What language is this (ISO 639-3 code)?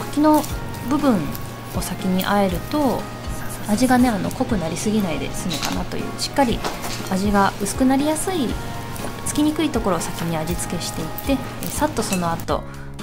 jpn